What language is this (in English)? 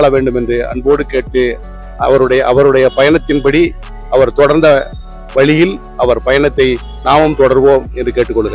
Korean